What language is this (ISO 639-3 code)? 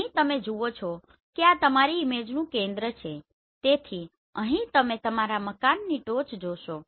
guj